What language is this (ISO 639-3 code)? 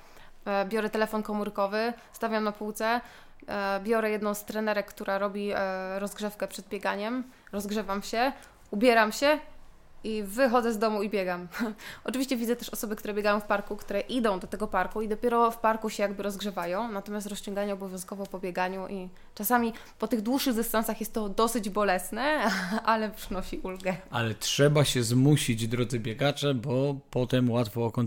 pol